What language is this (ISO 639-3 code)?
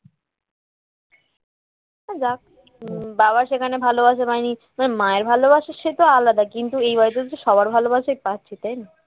ben